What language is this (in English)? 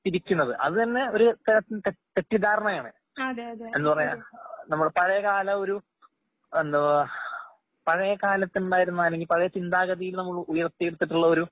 Malayalam